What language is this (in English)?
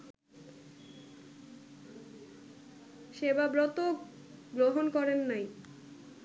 Bangla